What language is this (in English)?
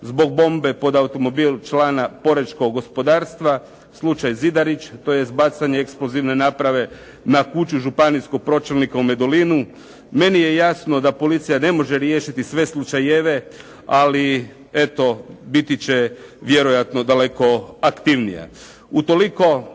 Croatian